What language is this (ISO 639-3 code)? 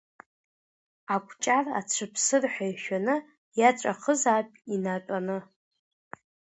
abk